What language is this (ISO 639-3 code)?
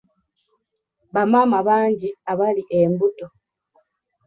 lug